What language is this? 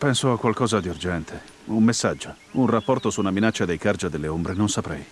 Italian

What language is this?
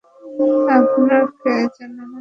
Bangla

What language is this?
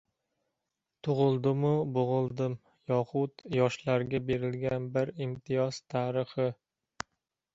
Uzbek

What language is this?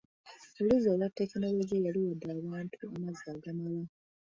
Ganda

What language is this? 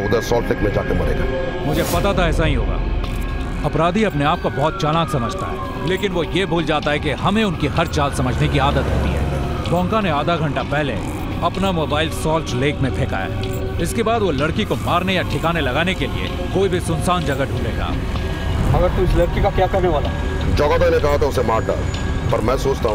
Hindi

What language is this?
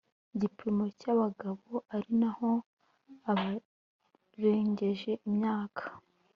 Kinyarwanda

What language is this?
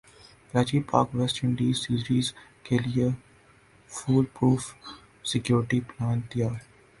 Urdu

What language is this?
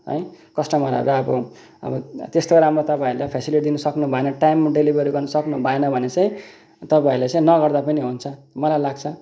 Nepali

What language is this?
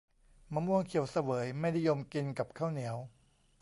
Thai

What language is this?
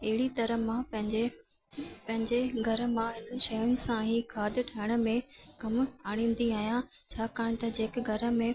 Sindhi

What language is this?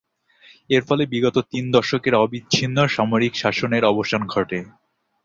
Bangla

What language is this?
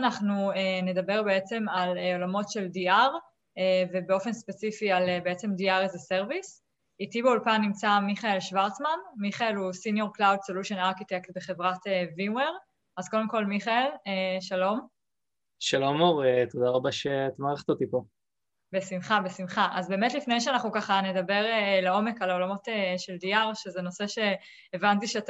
Hebrew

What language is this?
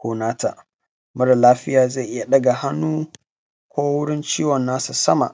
Hausa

